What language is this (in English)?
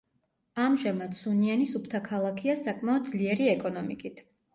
Georgian